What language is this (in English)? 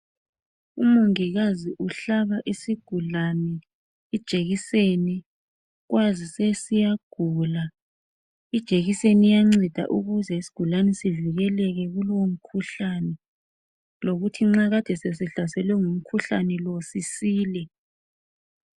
North Ndebele